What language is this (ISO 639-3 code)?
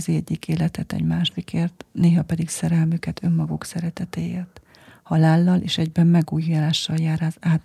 hun